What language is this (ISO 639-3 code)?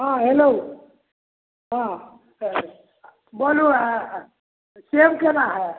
mai